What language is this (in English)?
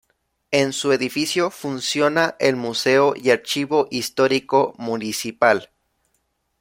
Spanish